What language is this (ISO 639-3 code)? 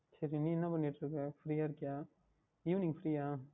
tam